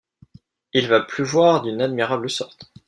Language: French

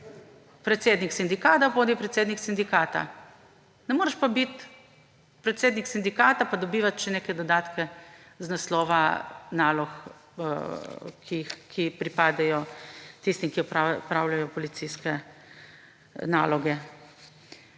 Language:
Slovenian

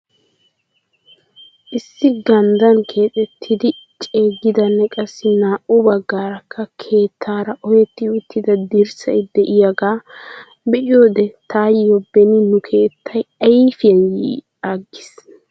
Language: Wolaytta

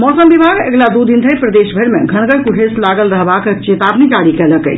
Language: Maithili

